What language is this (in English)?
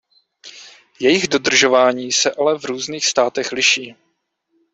Czech